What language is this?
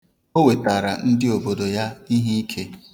Igbo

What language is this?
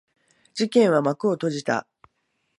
Japanese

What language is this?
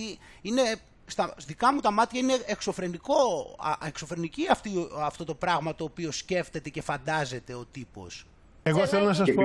Greek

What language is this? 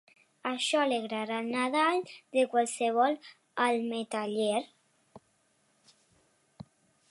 Catalan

